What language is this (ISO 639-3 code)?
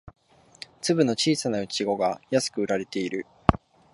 jpn